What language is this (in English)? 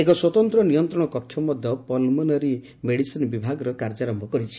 Odia